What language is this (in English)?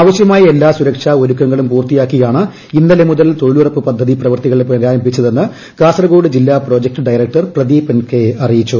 Malayalam